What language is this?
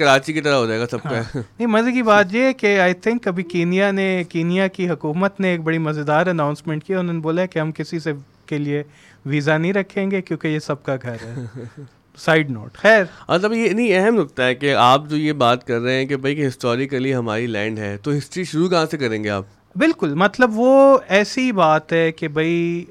Urdu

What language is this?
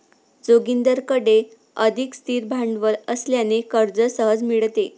Marathi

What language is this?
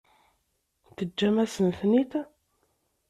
Kabyle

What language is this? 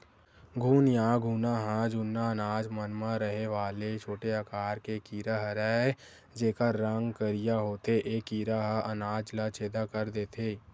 Chhattisgarhi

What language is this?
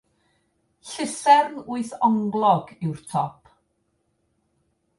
Welsh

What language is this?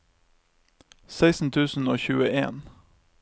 Norwegian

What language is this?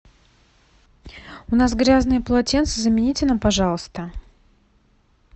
Russian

